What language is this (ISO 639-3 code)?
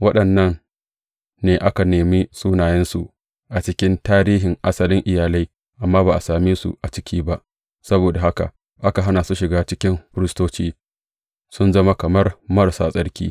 hau